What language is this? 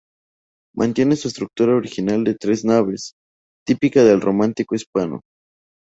Spanish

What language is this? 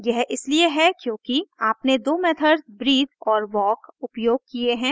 Hindi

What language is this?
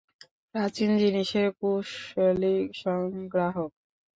Bangla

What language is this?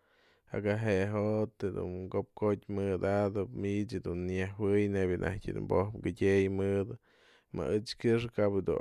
Mazatlán Mixe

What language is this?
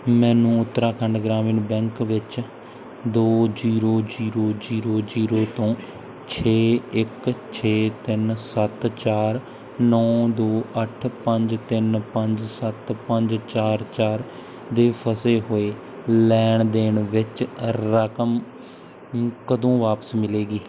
Punjabi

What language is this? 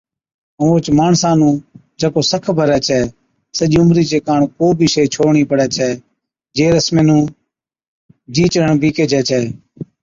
Od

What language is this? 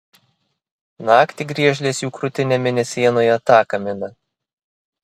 Lithuanian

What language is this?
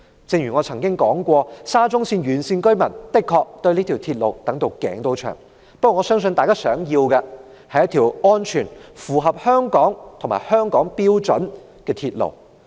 Cantonese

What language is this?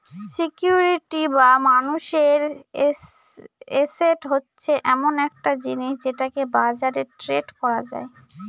Bangla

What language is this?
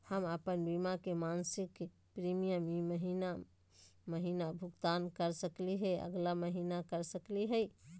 Magahi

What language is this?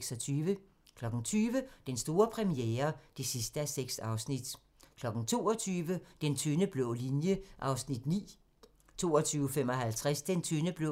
Danish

